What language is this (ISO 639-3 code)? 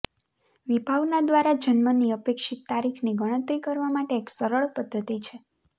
guj